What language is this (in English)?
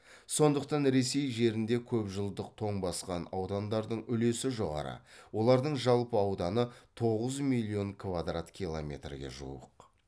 Kazakh